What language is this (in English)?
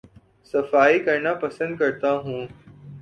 Urdu